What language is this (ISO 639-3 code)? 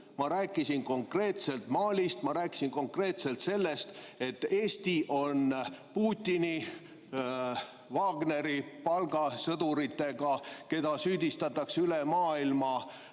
est